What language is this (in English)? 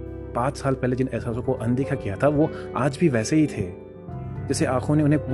Hindi